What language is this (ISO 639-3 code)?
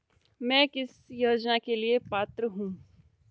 hin